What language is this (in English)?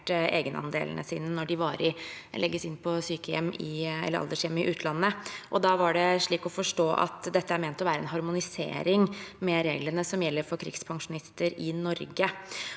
Norwegian